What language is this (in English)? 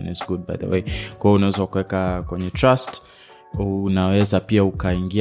Swahili